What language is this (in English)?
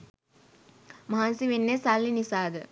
Sinhala